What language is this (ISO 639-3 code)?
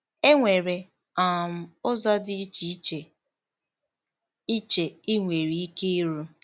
ibo